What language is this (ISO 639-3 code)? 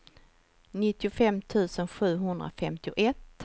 swe